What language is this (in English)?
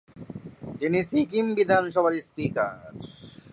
Bangla